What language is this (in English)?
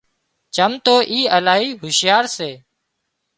Wadiyara Koli